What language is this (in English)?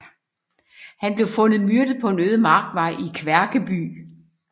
Danish